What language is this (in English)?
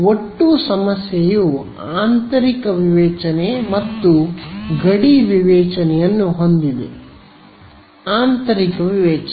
Kannada